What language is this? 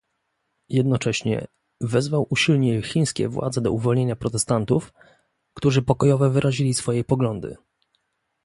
Polish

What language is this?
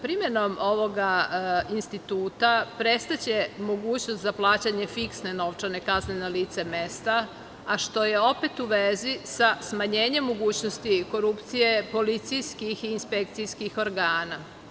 Serbian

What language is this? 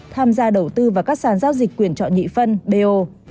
Vietnamese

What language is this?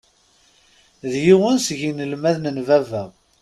Kabyle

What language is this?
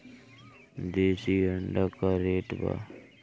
Bhojpuri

